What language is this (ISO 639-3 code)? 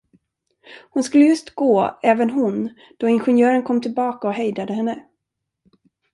swe